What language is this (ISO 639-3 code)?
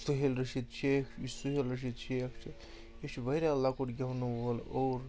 kas